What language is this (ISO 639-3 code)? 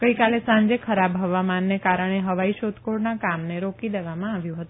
guj